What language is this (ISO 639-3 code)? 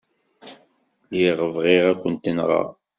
kab